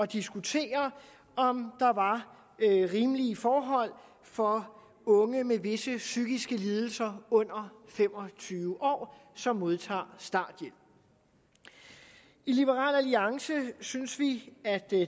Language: Danish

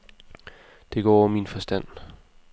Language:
Danish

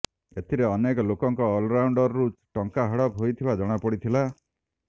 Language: Odia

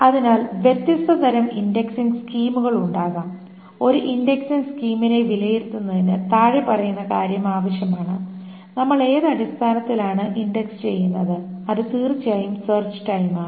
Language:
Malayalam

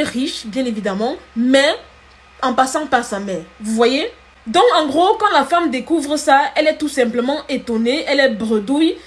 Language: French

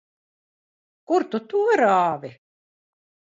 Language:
Latvian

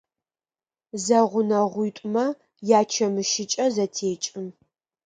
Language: Adyghe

